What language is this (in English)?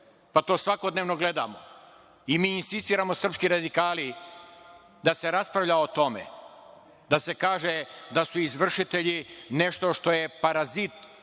Serbian